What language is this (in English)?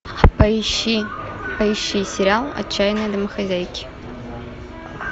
Russian